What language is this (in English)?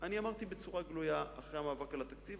Hebrew